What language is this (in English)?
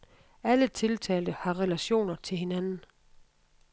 Danish